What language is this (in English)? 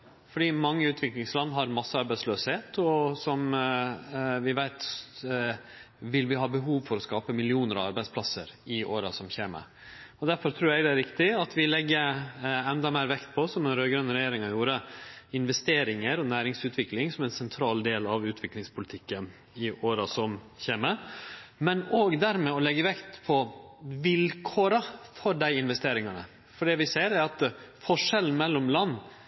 Norwegian Nynorsk